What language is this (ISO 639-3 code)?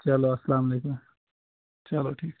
kas